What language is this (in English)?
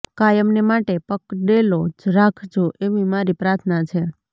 Gujarati